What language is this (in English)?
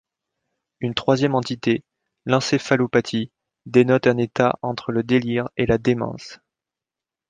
French